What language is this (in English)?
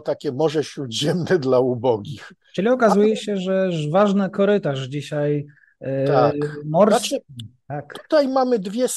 Polish